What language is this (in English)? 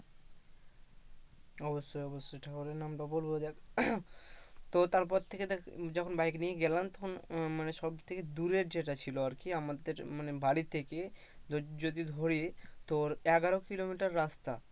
Bangla